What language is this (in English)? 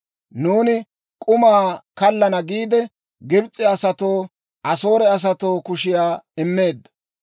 Dawro